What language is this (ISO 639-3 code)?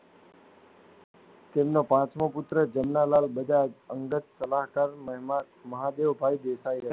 guj